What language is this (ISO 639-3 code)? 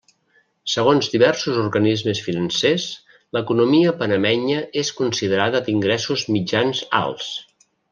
cat